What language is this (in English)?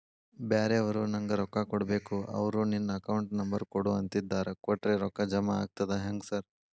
Kannada